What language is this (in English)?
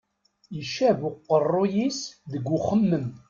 Kabyle